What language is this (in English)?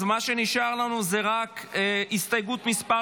Hebrew